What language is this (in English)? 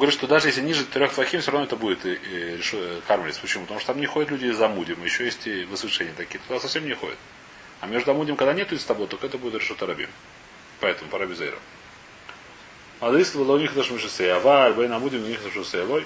Russian